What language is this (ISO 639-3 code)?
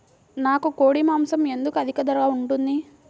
tel